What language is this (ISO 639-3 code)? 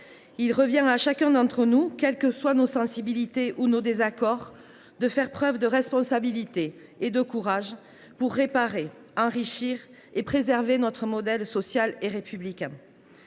fra